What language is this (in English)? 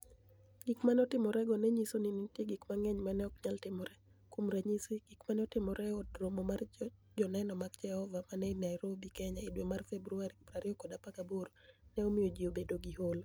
Luo (Kenya and Tanzania)